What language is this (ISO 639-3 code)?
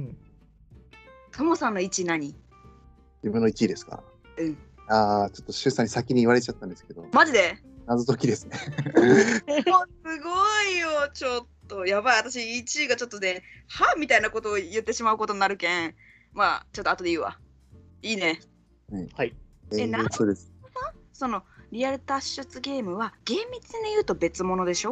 jpn